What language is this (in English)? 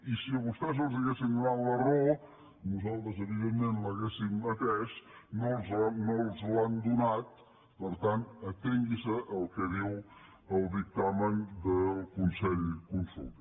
Catalan